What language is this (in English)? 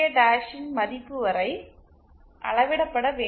Tamil